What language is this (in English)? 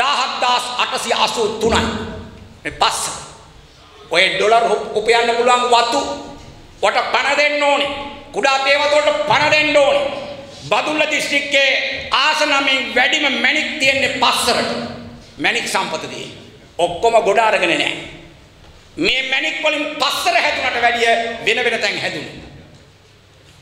Indonesian